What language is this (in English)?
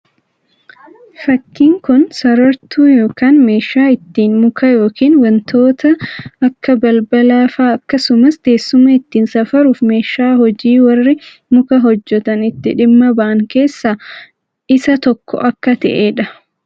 Oromo